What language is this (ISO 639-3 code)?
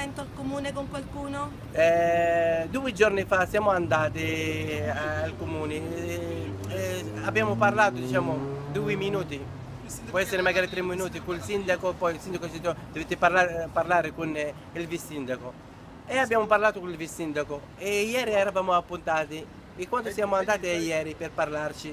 ita